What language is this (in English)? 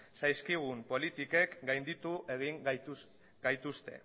Basque